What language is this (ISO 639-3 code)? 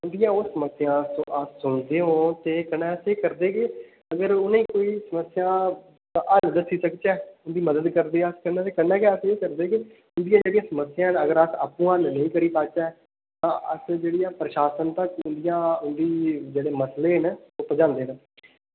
doi